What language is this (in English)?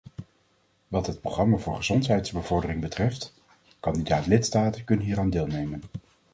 Dutch